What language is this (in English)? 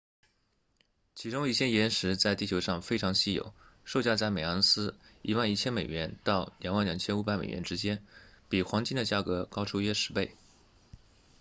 Chinese